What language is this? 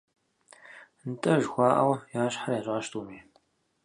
Kabardian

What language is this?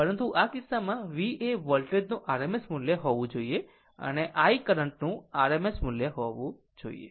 Gujarati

